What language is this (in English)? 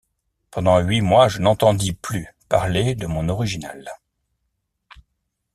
French